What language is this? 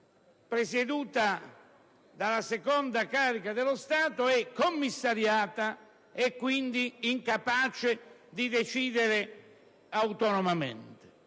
Italian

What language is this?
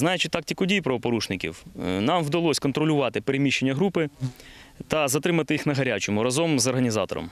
Ukrainian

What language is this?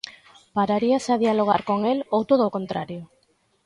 Galician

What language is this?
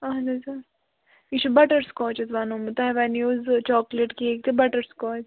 Kashmiri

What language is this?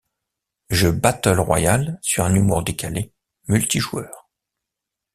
French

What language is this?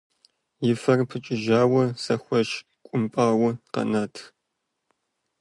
Kabardian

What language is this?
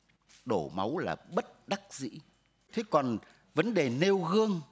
Vietnamese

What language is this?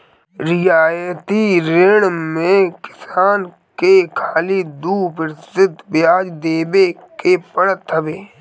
Bhojpuri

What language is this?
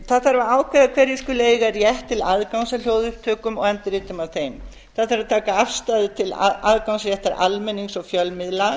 Icelandic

